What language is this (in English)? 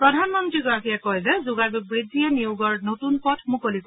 Assamese